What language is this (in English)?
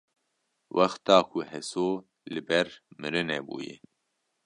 Kurdish